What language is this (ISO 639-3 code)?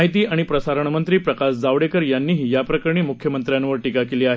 mar